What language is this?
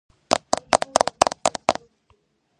Georgian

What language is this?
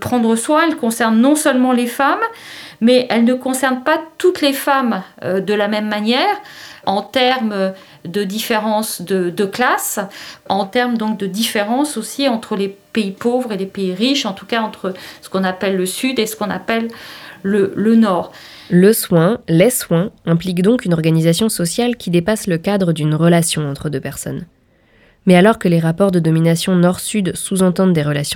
French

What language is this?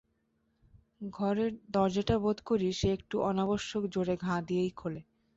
Bangla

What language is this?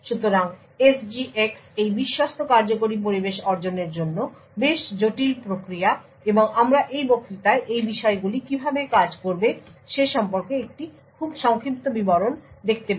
Bangla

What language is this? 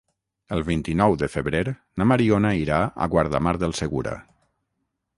Catalan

